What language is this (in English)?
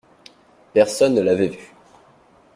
French